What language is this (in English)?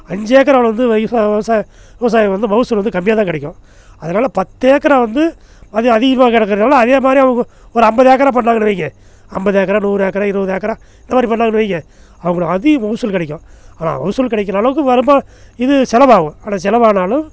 Tamil